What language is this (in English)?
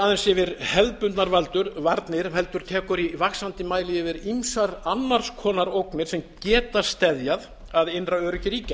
Icelandic